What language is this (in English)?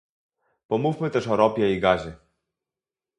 Polish